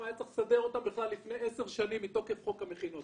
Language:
Hebrew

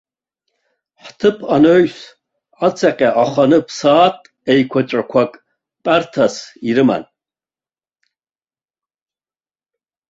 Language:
Abkhazian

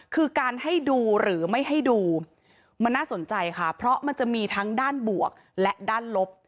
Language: Thai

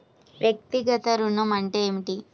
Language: Telugu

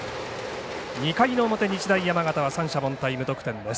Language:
Japanese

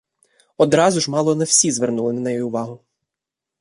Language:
Ukrainian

